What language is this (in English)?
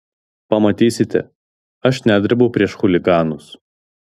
Lithuanian